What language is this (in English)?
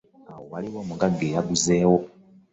Ganda